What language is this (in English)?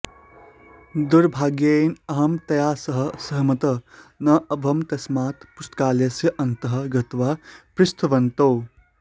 Sanskrit